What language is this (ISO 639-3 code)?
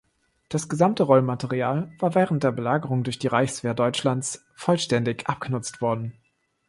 deu